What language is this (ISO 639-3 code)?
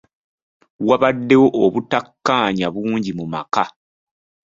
lug